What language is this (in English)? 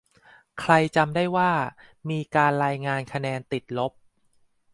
Thai